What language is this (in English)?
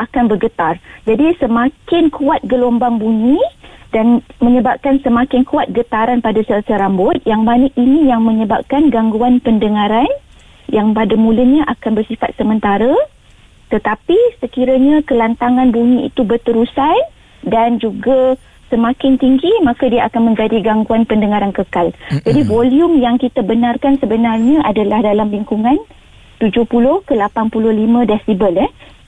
Malay